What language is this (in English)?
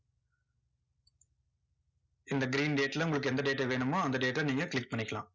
Tamil